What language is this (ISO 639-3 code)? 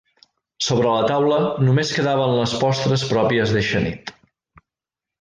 cat